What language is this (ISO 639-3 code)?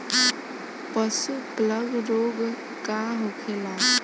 bho